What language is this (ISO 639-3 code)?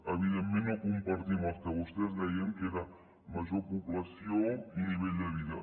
cat